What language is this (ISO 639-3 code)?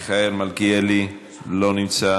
heb